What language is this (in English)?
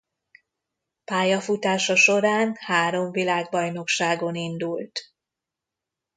Hungarian